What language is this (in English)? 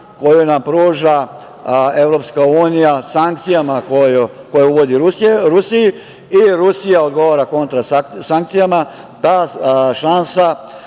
Serbian